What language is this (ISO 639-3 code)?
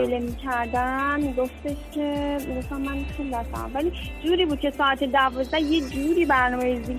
fas